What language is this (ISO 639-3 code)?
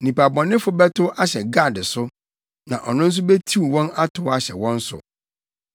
aka